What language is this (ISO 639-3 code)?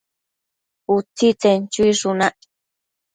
mcf